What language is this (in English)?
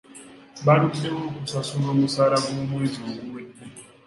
Ganda